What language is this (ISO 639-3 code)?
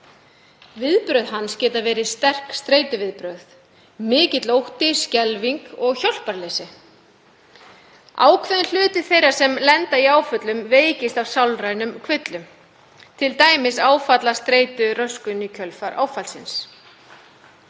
isl